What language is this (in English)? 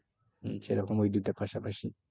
Bangla